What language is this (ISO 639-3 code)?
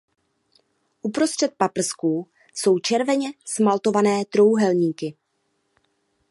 ces